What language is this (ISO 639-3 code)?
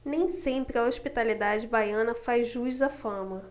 por